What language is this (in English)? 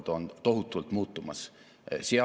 Estonian